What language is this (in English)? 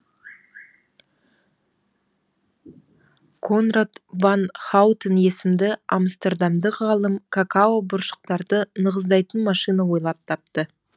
Kazakh